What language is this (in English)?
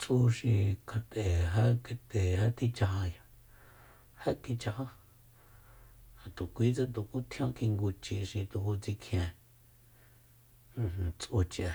Soyaltepec Mazatec